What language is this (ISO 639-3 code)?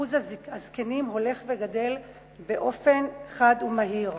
heb